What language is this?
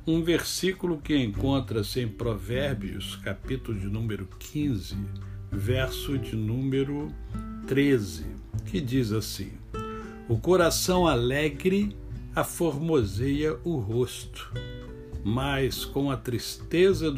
Portuguese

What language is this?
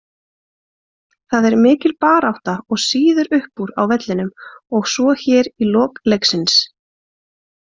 Icelandic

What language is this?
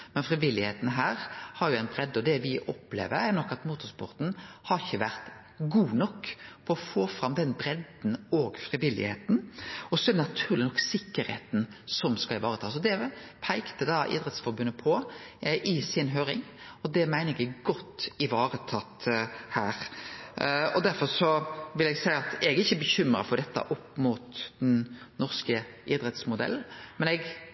Norwegian Nynorsk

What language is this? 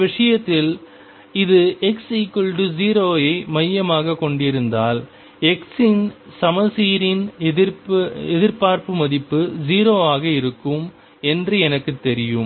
Tamil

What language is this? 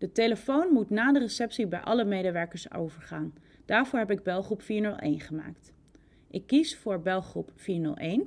Dutch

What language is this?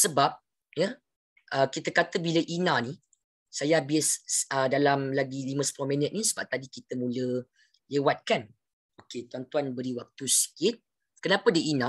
Malay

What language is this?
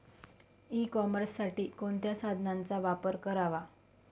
Marathi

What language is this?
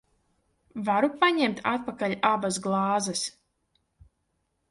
Latvian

